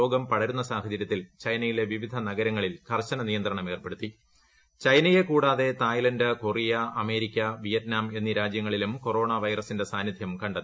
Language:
Malayalam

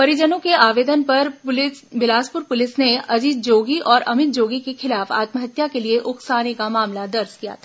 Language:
Hindi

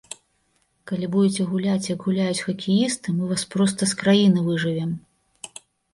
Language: Belarusian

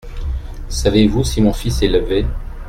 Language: French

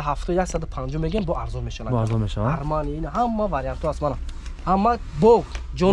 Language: Turkish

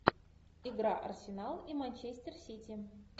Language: Russian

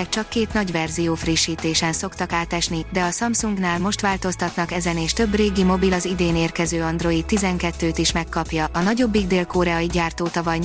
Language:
Hungarian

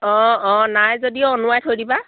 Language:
Assamese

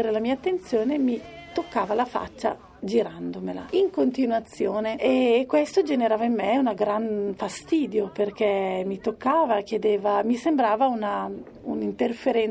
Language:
Italian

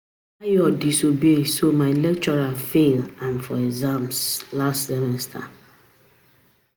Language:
Nigerian Pidgin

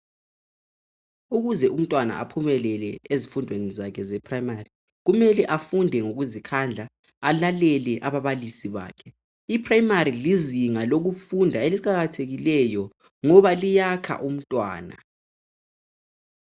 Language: North Ndebele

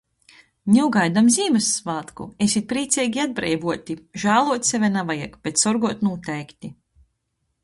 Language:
Latgalian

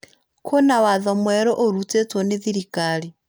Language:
Kikuyu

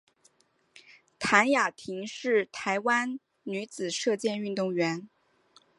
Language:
Chinese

